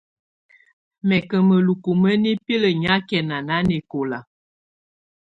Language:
Tunen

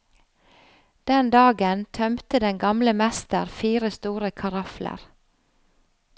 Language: Norwegian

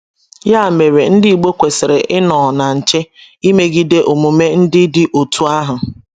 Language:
Igbo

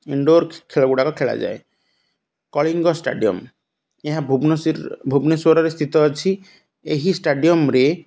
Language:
Odia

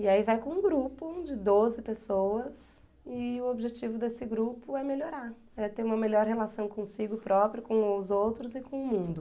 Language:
Portuguese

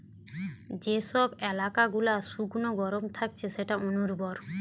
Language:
Bangla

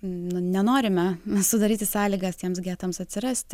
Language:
Lithuanian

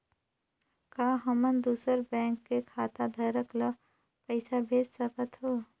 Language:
Chhattisgarhi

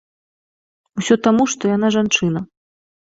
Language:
Belarusian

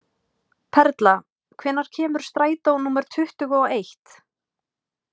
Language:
Icelandic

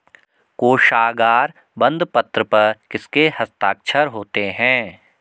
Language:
Hindi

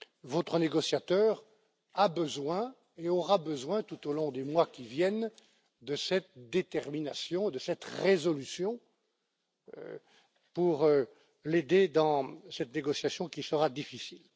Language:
French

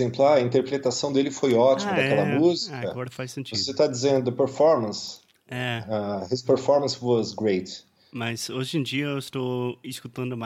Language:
Portuguese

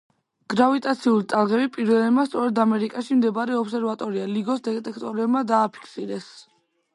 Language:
Georgian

